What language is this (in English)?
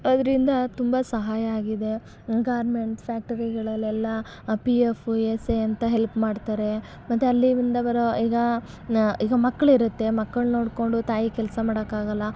Kannada